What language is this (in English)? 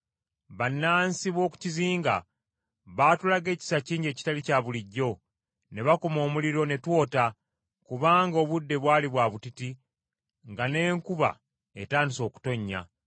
Ganda